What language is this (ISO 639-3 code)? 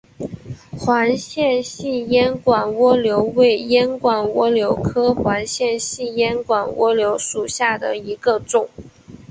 zho